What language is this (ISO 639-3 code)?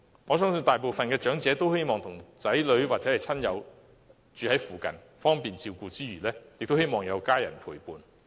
yue